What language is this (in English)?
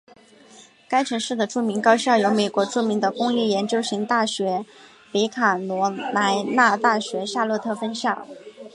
Chinese